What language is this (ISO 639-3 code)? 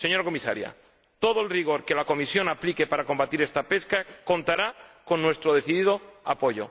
spa